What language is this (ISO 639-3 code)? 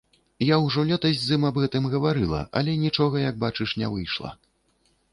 bel